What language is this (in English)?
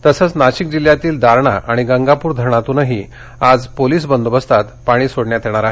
Marathi